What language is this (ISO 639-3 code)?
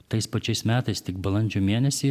lit